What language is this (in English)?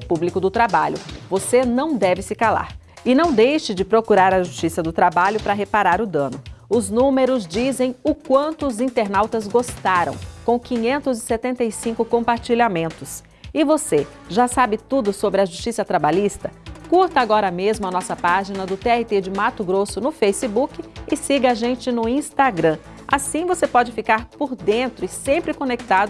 Portuguese